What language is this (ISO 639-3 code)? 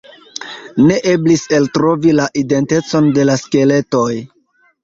epo